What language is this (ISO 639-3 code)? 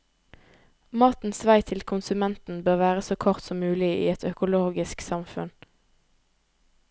nor